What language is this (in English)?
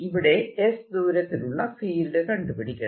Malayalam